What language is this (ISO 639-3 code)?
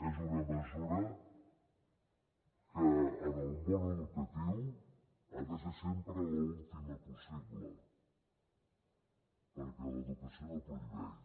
cat